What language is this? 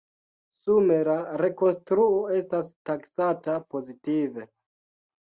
Esperanto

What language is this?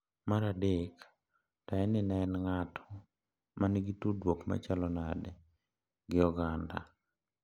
Luo (Kenya and Tanzania)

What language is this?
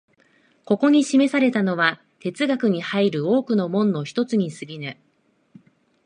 Japanese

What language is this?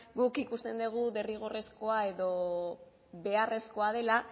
Basque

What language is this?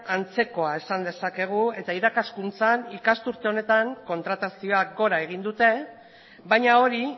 Basque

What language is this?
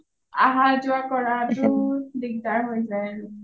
Assamese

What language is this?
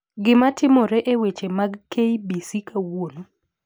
Luo (Kenya and Tanzania)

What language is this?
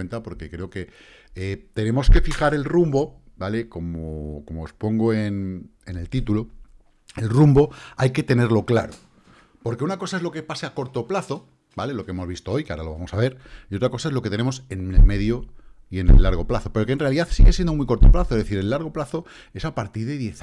Spanish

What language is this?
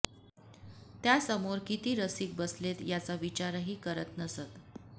Marathi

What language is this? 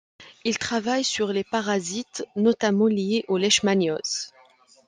French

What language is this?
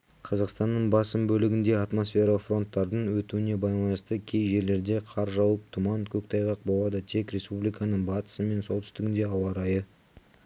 Kazakh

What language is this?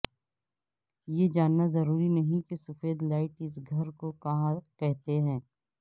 Urdu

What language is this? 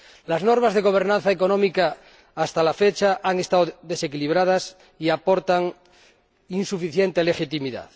Spanish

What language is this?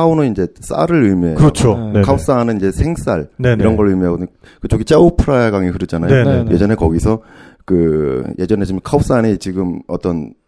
Korean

